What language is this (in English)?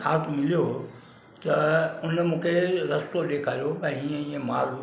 Sindhi